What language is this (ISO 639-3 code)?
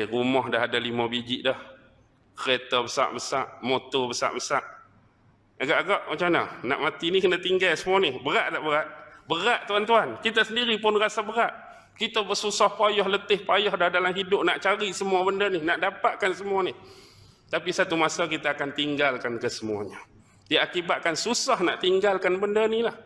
msa